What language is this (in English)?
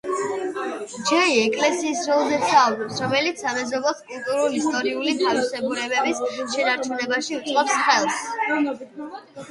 Georgian